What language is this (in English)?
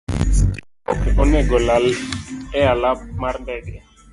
Luo (Kenya and Tanzania)